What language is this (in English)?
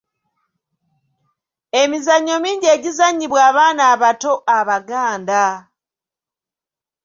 Ganda